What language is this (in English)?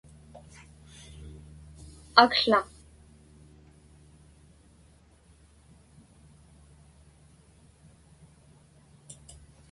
Inupiaq